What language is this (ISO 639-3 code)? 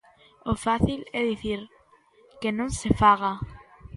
glg